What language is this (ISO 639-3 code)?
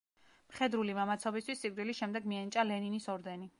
kat